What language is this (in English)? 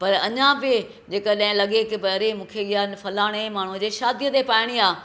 Sindhi